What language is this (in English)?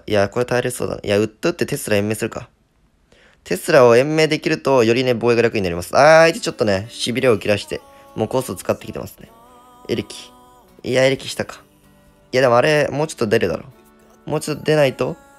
Japanese